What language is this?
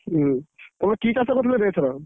Odia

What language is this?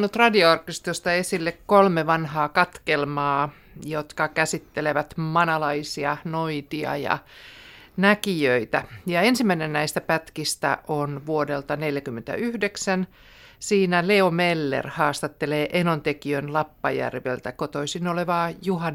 Finnish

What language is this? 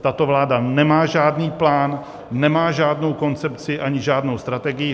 Czech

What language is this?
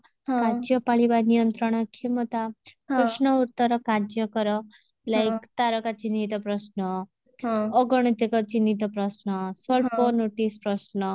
Odia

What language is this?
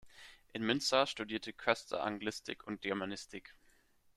German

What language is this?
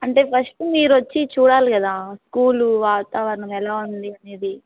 Telugu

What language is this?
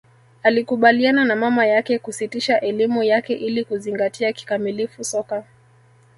Swahili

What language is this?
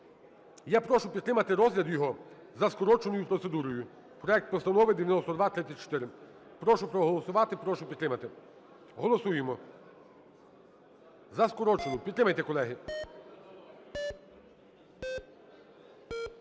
Ukrainian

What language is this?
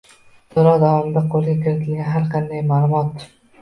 Uzbek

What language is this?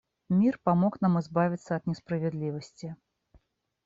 Russian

